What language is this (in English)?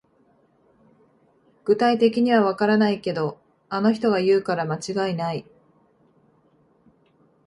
Japanese